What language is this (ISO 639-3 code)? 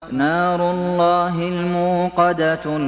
ara